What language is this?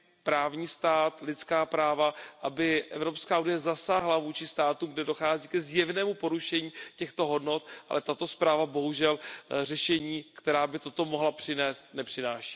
Czech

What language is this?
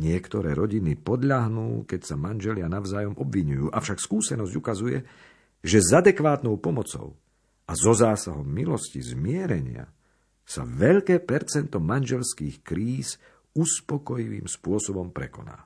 Slovak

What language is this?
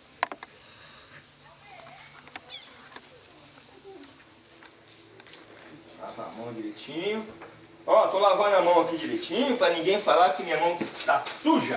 Portuguese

